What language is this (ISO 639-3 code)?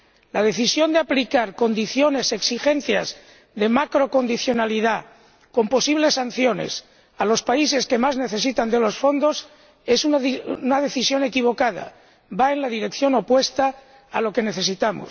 spa